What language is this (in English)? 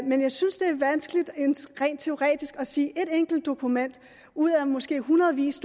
Danish